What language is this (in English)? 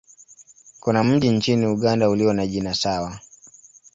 Swahili